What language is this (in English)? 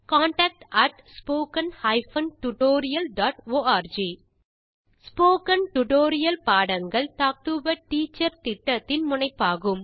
Tamil